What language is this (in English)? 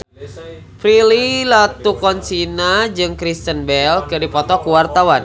Sundanese